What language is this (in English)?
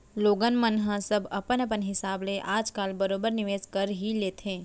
Chhattisgarhi